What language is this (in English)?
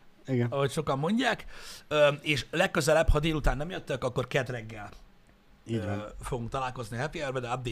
Hungarian